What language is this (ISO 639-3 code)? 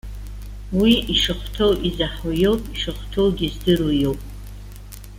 abk